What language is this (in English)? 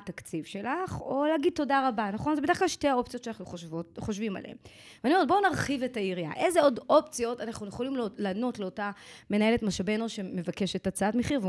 Hebrew